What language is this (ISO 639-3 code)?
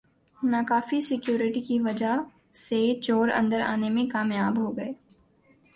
urd